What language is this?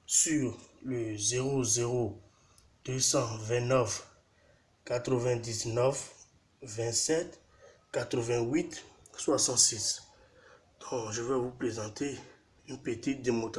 French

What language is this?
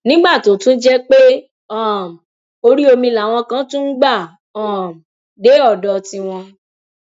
Yoruba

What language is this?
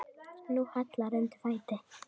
Icelandic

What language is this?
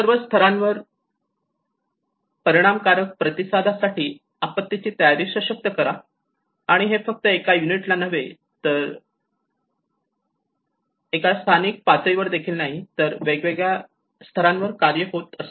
Marathi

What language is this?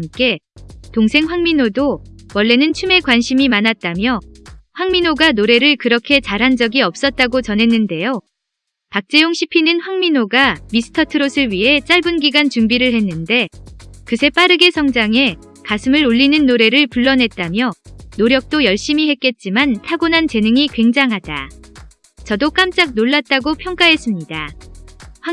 Korean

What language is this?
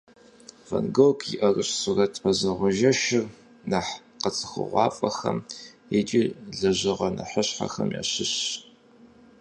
Kabardian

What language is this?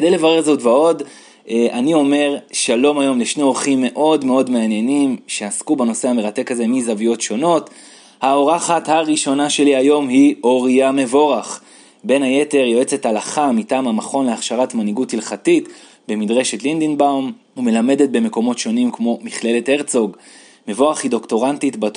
Hebrew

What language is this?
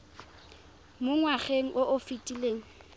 Tswana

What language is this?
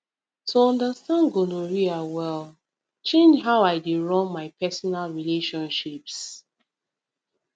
Nigerian Pidgin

